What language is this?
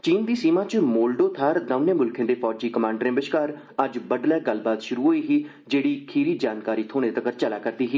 Dogri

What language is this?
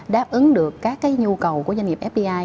Vietnamese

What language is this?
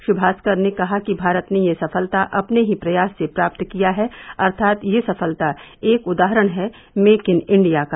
Hindi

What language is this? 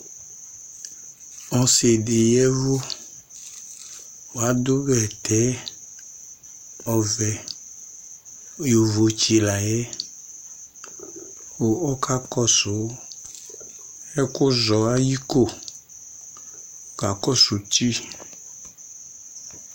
Ikposo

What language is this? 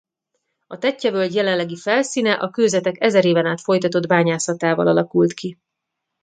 Hungarian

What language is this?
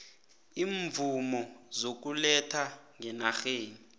South Ndebele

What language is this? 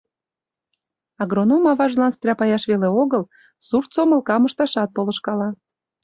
Mari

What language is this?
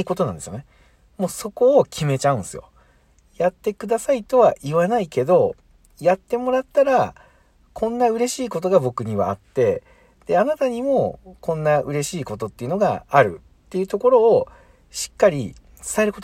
Japanese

